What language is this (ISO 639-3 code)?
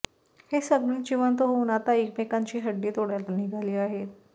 mar